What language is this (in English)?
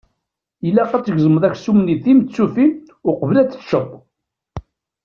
Kabyle